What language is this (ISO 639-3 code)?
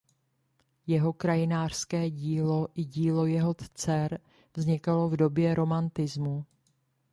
ces